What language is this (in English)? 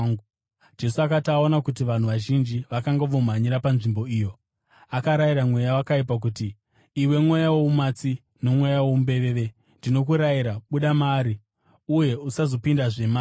Shona